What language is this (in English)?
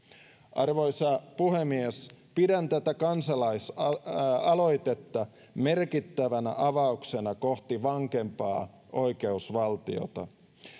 Finnish